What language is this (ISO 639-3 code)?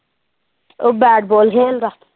pan